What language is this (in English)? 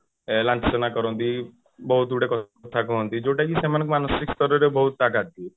Odia